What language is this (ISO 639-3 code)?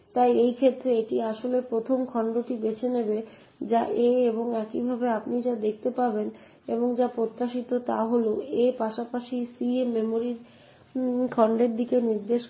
ben